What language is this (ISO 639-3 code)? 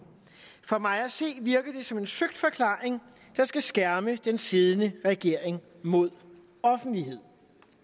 dan